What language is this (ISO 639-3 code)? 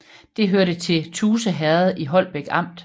dan